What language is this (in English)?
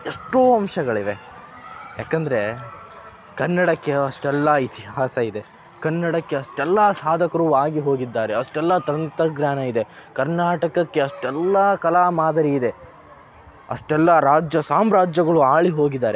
Kannada